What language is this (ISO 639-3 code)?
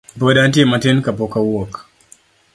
luo